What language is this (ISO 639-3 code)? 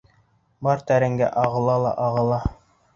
bak